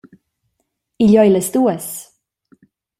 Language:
Romansh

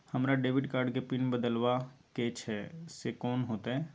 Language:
Maithili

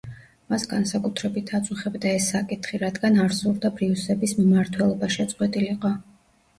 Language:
Georgian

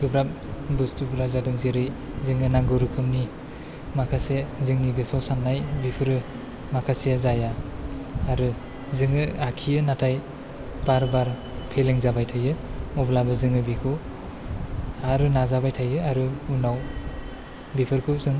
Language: Bodo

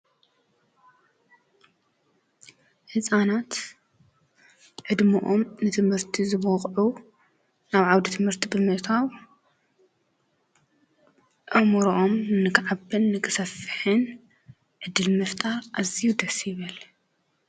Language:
Tigrinya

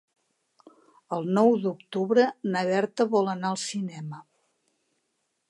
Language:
Catalan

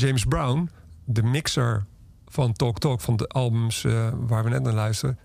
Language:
Dutch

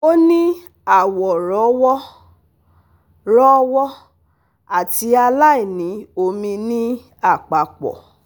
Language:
Yoruba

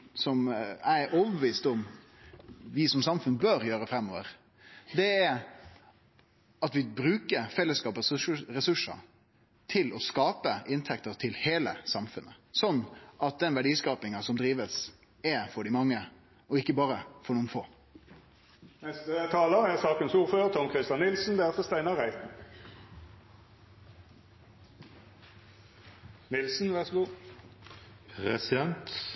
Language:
Norwegian Nynorsk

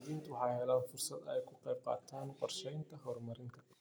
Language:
Somali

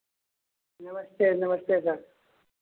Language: Hindi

